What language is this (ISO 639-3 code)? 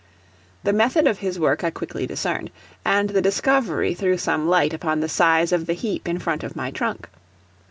eng